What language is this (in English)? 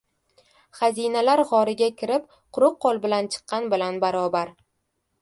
Uzbek